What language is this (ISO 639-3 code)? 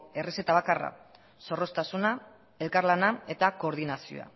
eus